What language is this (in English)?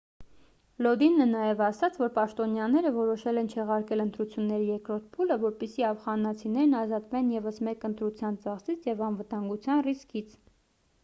Armenian